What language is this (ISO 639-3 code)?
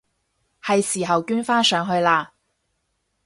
yue